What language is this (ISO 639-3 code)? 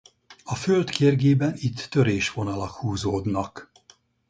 hun